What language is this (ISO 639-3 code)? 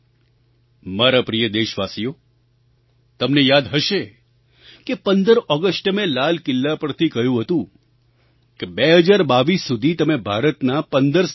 guj